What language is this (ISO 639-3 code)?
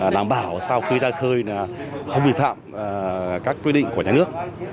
vie